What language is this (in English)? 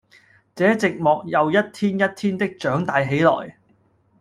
Cantonese